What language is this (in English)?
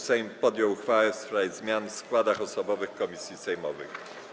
Polish